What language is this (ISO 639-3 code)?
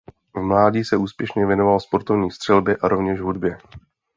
ces